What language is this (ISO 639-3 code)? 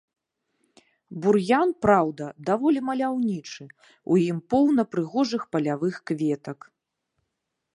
bel